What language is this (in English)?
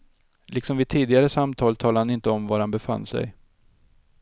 Swedish